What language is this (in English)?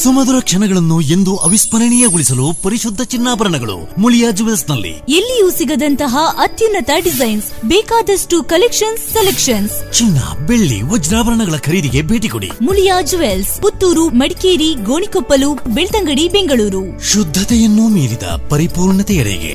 Kannada